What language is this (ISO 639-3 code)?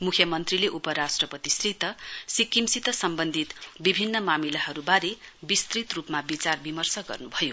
nep